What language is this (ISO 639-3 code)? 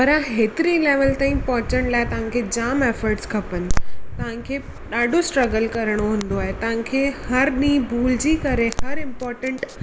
snd